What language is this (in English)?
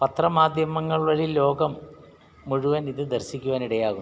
Malayalam